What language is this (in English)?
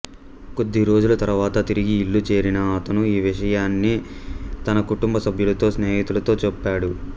Telugu